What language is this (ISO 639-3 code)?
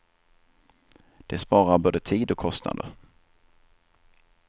swe